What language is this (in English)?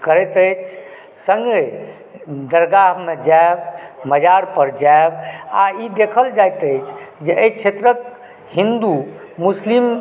Maithili